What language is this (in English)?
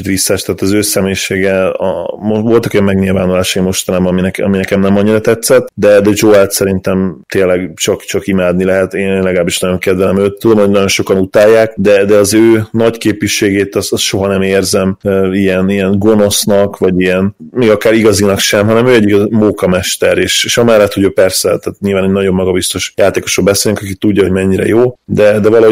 Hungarian